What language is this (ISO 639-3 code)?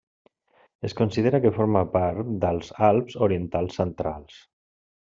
cat